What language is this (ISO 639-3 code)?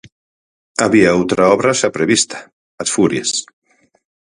glg